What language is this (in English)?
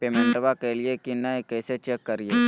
Magahi